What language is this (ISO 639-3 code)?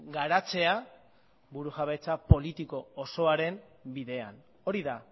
eus